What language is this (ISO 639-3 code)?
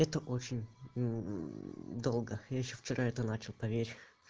rus